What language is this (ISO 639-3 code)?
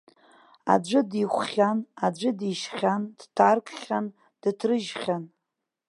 abk